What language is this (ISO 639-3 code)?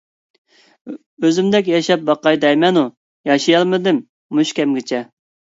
uig